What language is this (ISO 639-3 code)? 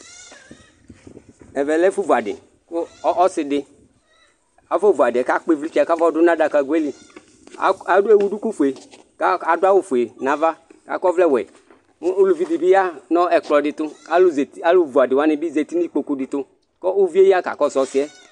kpo